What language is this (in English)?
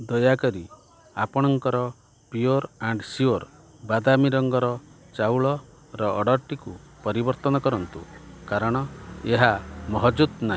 Odia